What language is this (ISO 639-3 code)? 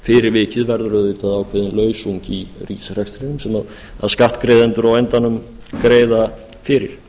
isl